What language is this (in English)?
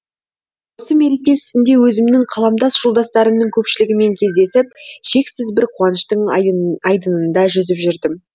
Kazakh